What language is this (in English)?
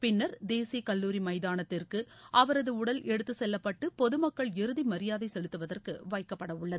Tamil